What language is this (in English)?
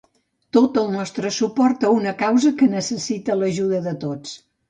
Catalan